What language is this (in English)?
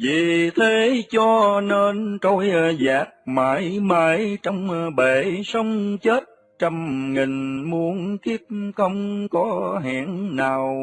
Vietnamese